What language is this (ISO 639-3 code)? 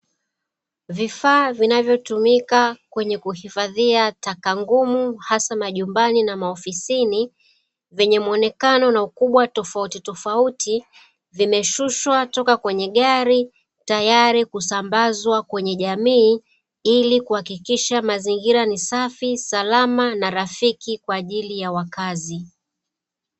swa